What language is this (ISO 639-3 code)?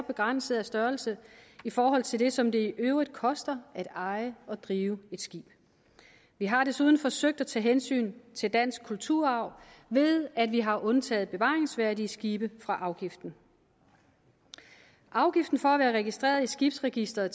dan